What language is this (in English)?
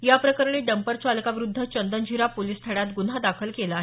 Marathi